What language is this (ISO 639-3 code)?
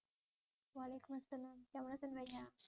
ben